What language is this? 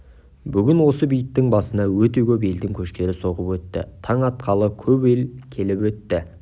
Kazakh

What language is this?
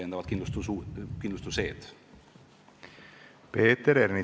Estonian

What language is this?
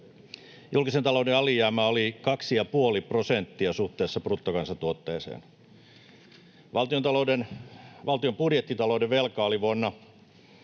Finnish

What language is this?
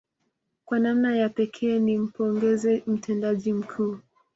Swahili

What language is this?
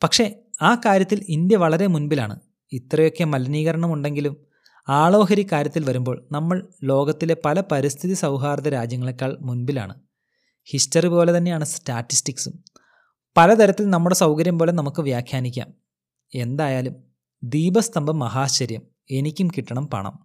Malayalam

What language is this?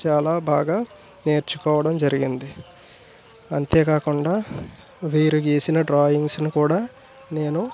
Telugu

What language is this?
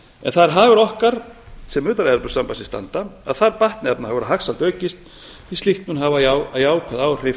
Icelandic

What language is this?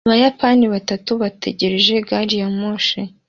Kinyarwanda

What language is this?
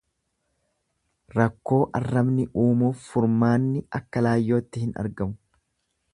Oromo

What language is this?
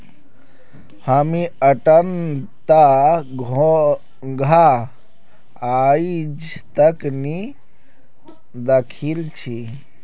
Magahi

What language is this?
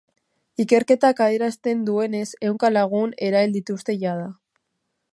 Basque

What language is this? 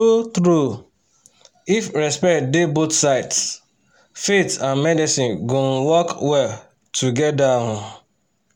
Nigerian Pidgin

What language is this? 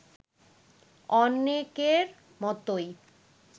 Bangla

